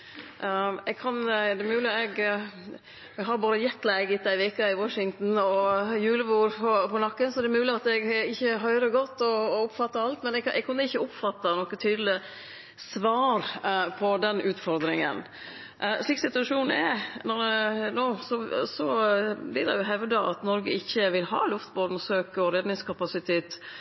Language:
Norwegian Nynorsk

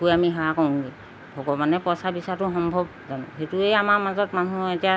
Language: Assamese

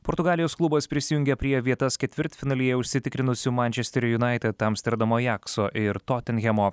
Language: Lithuanian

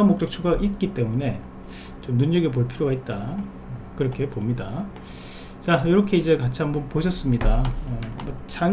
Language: Korean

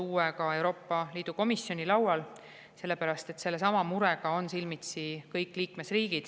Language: Estonian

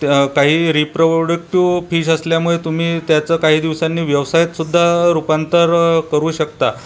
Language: Marathi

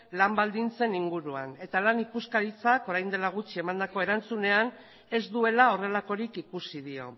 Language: Basque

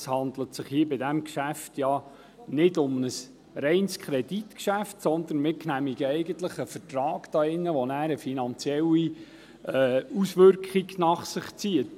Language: Swiss German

